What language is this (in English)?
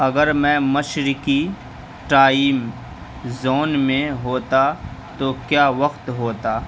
Urdu